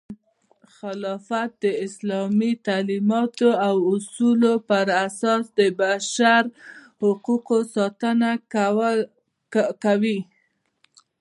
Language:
Pashto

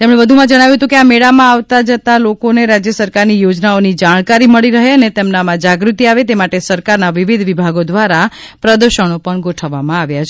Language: Gujarati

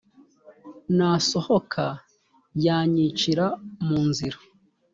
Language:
Kinyarwanda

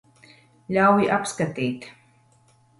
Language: Latvian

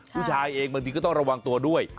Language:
Thai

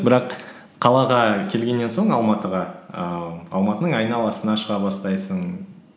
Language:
Kazakh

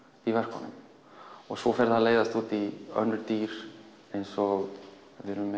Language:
Icelandic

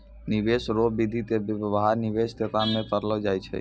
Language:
Maithili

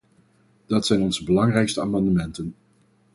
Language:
Dutch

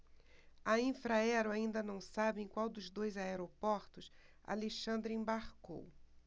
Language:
Portuguese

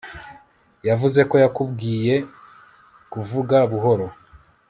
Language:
Kinyarwanda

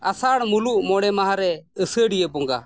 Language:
Santali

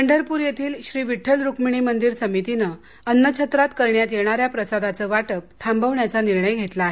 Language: Marathi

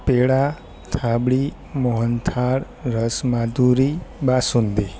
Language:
Gujarati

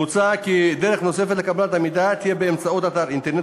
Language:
Hebrew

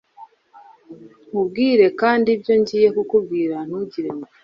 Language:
Kinyarwanda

